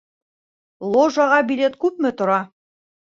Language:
Bashkir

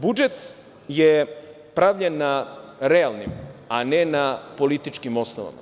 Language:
Serbian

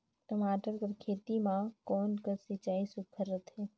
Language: Chhattisgarhi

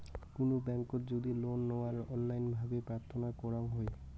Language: Bangla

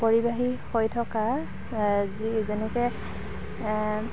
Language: Assamese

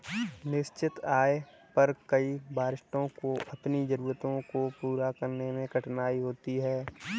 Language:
Hindi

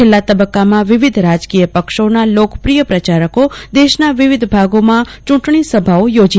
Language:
Gujarati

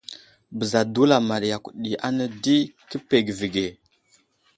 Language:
Wuzlam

